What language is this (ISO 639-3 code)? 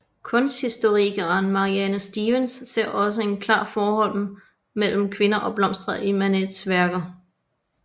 dan